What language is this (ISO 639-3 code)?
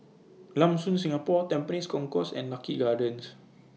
eng